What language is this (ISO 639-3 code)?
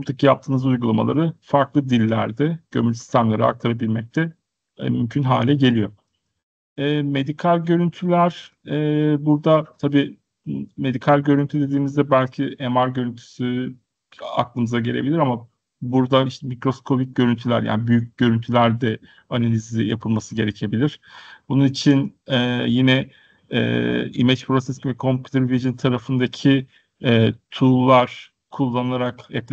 tur